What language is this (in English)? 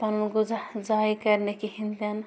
Kashmiri